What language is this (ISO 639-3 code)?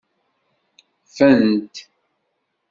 kab